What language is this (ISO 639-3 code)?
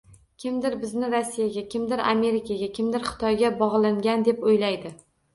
uzb